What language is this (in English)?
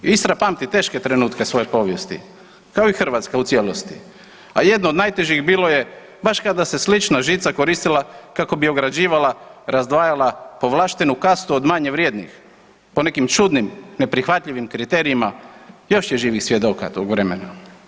Croatian